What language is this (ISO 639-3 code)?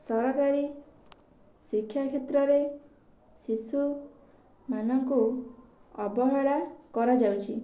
ori